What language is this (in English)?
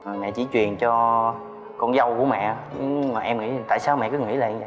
Vietnamese